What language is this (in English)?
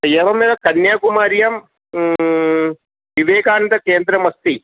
Sanskrit